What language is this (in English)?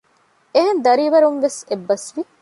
Divehi